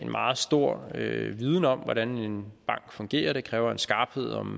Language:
Danish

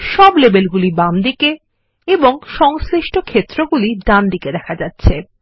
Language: Bangla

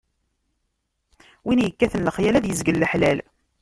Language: Kabyle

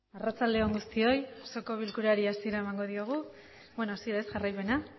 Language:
Basque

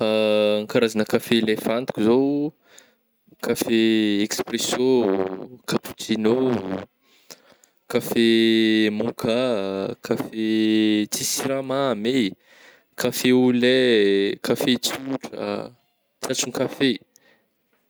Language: Northern Betsimisaraka Malagasy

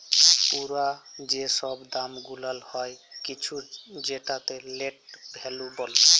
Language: Bangla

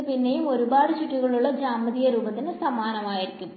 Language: Malayalam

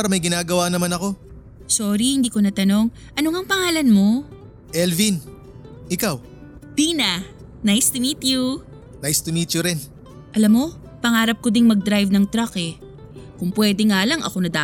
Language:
Filipino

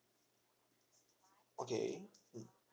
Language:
English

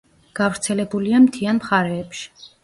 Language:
Georgian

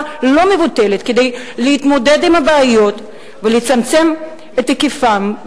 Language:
Hebrew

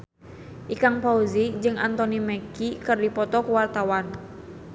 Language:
Sundanese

